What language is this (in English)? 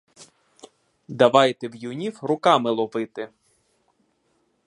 Ukrainian